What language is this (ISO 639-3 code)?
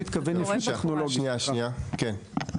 heb